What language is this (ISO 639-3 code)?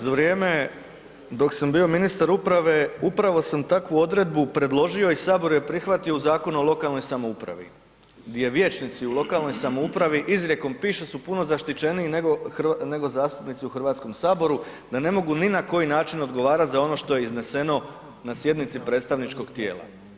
hrv